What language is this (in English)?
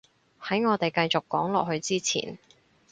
Cantonese